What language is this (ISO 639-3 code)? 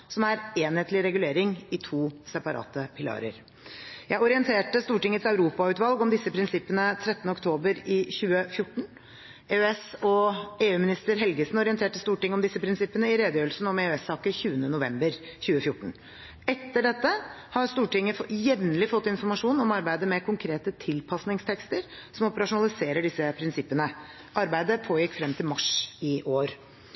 nob